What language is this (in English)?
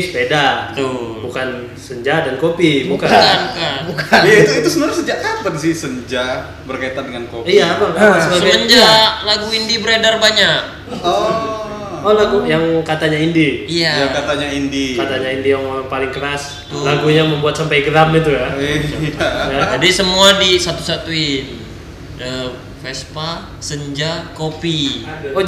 Indonesian